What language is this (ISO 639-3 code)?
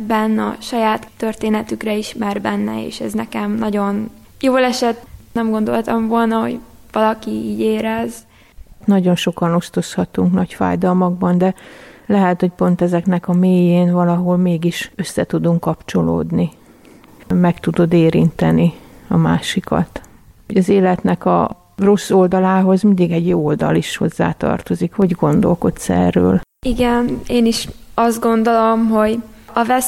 hun